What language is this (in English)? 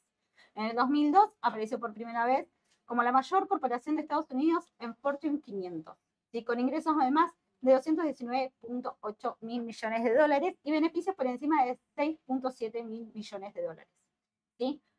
Spanish